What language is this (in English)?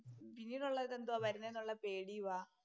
Malayalam